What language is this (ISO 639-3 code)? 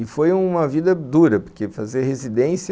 por